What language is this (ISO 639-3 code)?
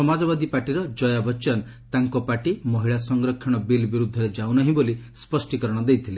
ori